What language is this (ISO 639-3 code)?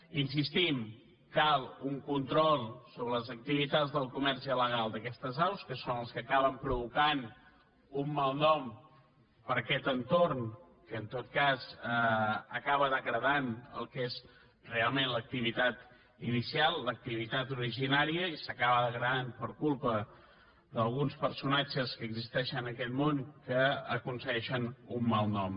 cat